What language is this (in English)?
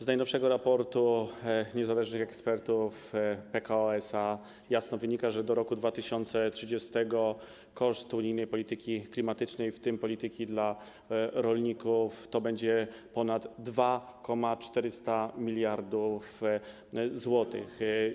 Polish